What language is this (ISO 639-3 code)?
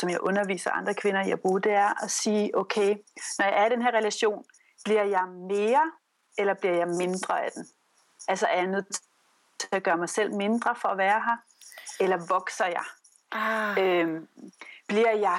dan